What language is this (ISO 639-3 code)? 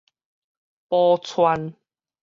nan